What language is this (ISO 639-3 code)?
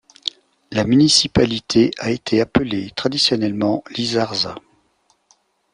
fra